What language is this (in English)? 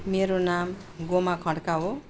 Nepali